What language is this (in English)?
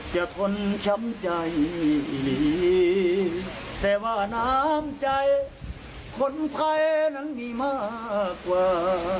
Thai